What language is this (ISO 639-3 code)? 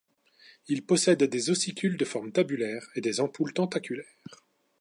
fra